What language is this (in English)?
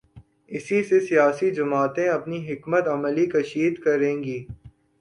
Urdu